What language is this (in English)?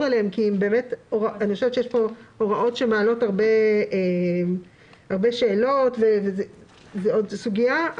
Hebrew